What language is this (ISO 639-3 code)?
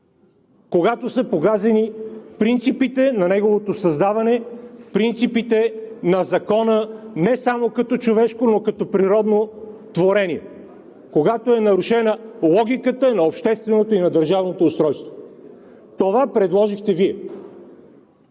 bul